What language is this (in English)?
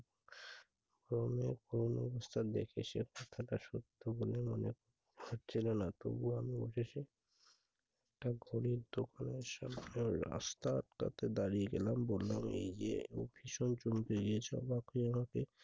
Bangla